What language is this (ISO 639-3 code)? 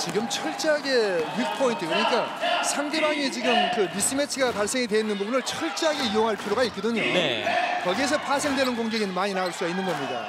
kor